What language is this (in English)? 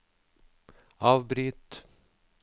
Norwegian